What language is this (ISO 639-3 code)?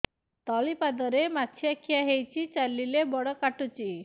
ori